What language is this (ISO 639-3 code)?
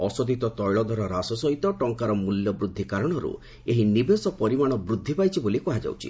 ori